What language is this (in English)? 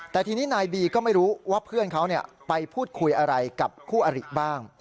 Thai